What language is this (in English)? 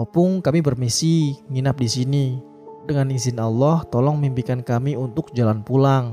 Indonesian